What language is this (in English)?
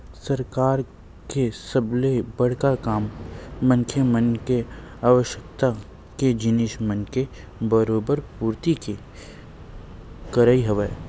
Chhattisgarhi